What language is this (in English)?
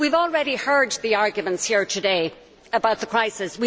English